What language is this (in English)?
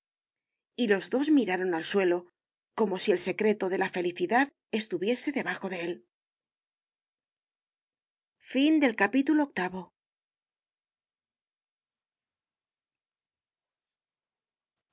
Spanish